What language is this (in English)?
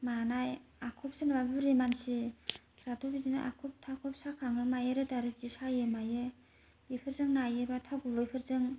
Bodo